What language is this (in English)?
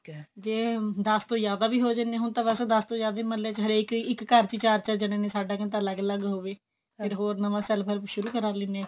Punjabi